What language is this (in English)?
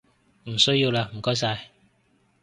Cantonese